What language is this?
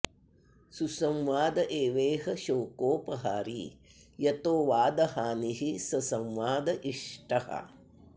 Sanskrit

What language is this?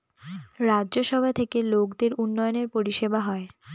Bangla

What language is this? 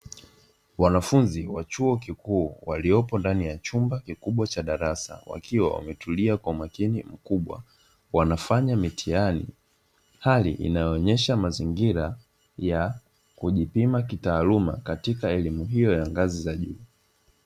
Swahili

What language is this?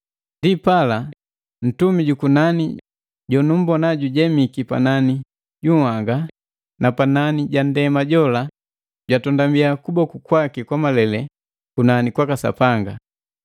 Matengo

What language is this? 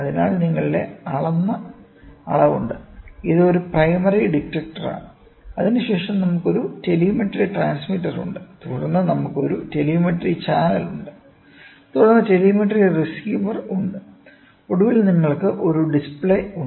Malayalam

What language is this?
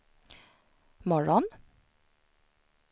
Swedish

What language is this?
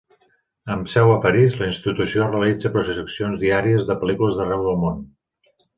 Catalan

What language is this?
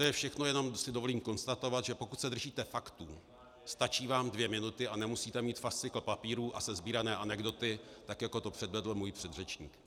Czech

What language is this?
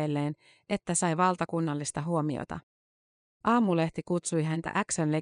Finnish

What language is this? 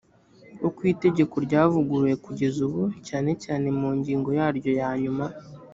Kinyarwanda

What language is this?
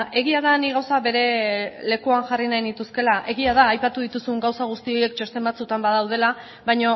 Basque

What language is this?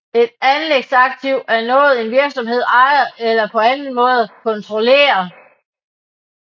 Danish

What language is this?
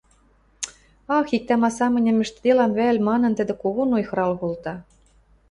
Western Mari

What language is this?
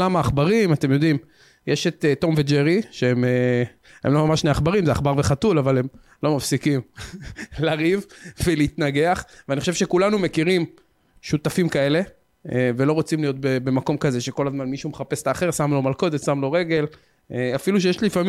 Hebrew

